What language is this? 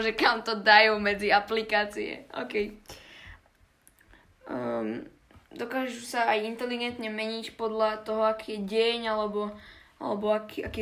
Slovak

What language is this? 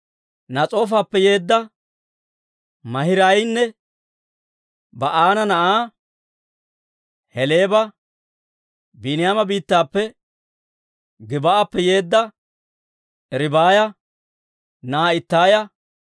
Dawro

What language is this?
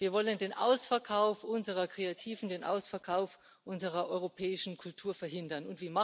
German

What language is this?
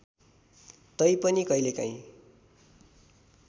Nepali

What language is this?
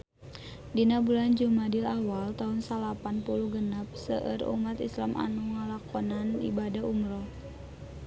Sundanese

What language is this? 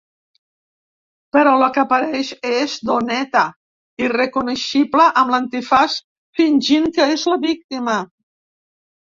Catalan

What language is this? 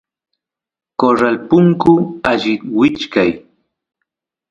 Santiago del Estero Quichua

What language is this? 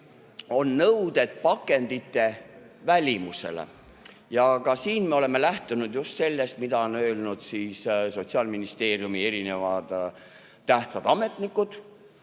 Estonian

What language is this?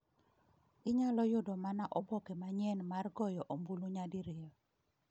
Luo (Kenya and Tanzania)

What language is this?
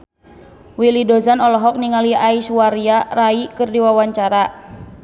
Sundanese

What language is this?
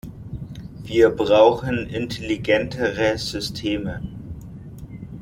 German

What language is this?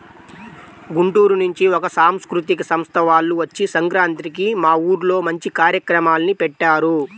Telugu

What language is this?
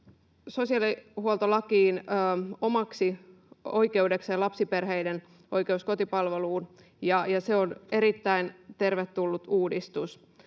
Finnish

